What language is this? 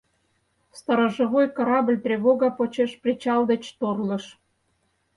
Mari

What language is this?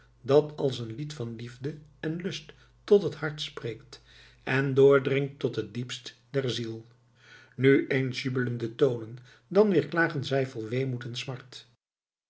Dutch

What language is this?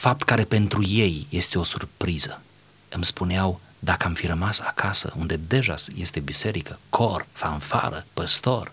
Romanian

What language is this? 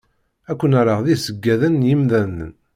Kabyle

